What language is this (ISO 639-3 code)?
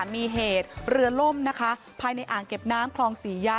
tha